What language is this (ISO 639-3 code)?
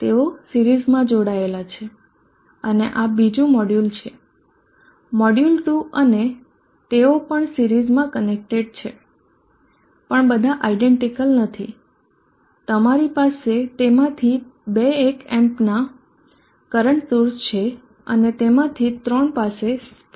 guj